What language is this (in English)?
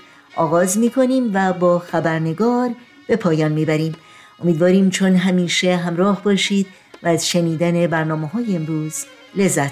Persian